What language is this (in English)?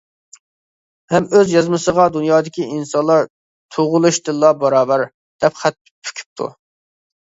Uyghur